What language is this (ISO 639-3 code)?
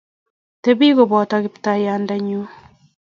kln